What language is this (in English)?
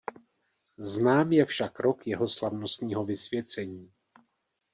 Czech